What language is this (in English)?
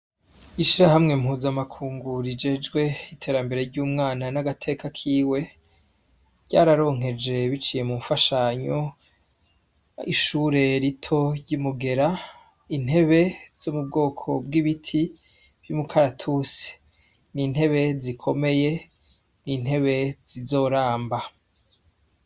Rundi